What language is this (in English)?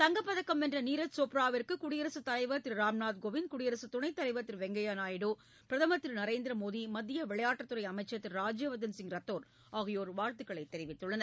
Tamil